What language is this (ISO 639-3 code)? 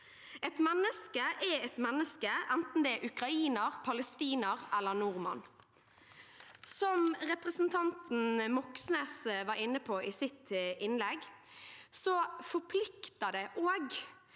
nor